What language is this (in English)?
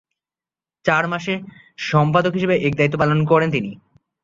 Bangla